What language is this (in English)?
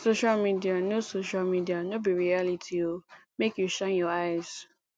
Nigerian Pidgin